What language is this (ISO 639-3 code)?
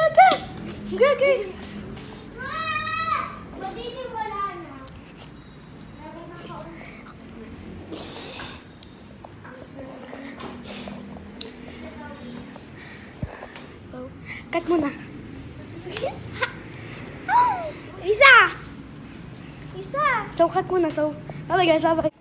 fil